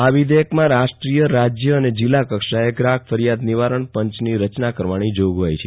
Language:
Gujarati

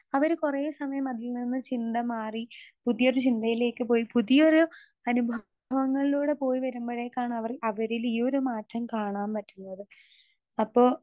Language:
Malayalam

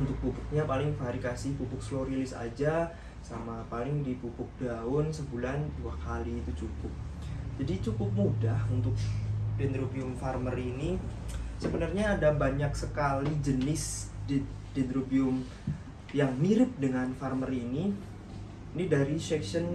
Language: Indonesian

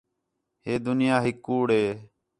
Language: Khetrani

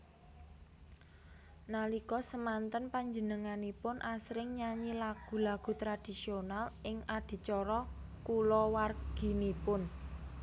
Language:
Javanese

